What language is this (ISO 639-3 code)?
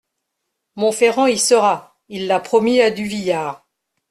fra